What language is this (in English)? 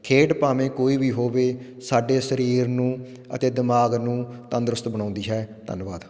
Punjabi